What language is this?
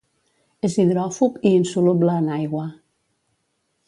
Catalan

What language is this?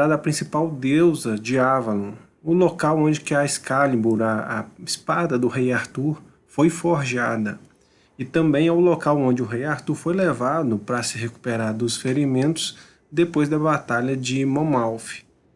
Portuguese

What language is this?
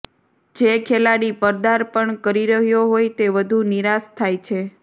Gujarati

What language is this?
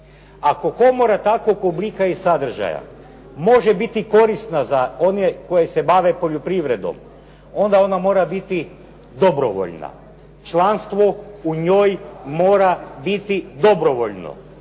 Croatian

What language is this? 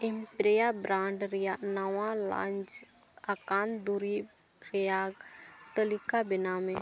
Santali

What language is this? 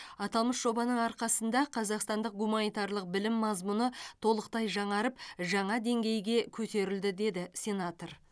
Kazakh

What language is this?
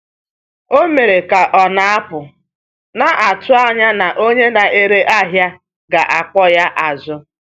Igbo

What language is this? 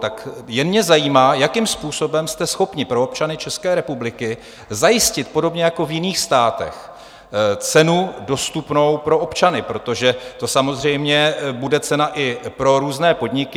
Czech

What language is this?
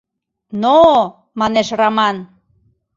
Mari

